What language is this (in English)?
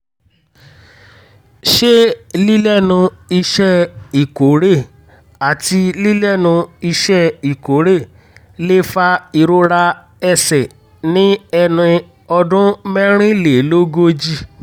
Yoruba